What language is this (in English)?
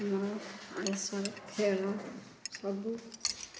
Odia